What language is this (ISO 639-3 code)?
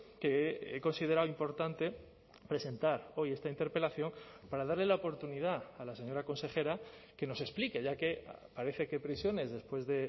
spa